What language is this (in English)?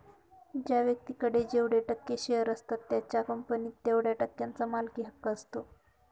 Marathi